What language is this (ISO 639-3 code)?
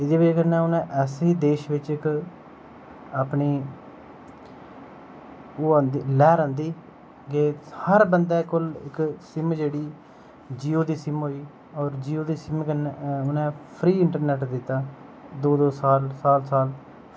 doi